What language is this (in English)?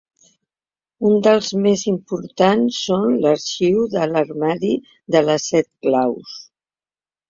Catalan